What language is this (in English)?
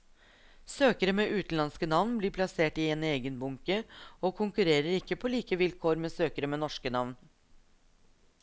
Norwegian